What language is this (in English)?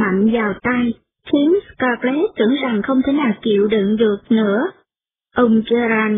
Vietnamese